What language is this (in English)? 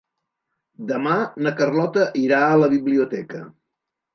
Catalan